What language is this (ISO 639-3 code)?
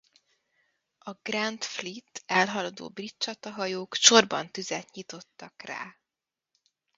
hun